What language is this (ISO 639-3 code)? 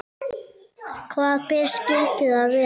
isl